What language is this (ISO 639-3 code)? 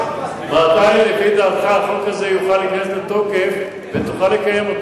heb